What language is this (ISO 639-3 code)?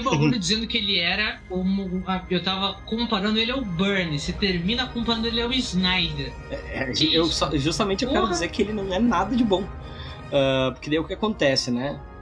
por